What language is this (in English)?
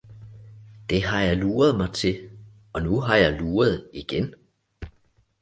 Danish